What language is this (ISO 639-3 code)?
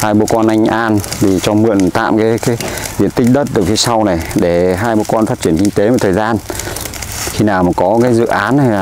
vie